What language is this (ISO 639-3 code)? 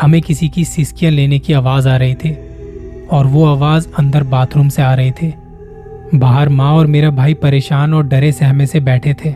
hin